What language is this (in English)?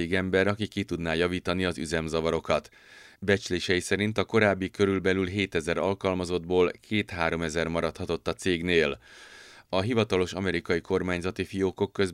Hungarian